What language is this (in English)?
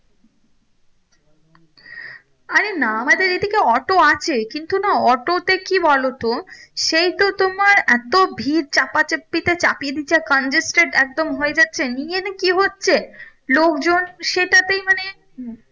Bangla